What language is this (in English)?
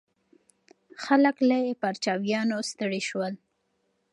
Pashto